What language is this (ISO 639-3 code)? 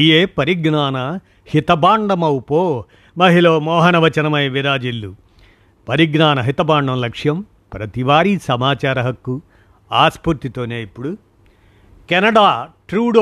tel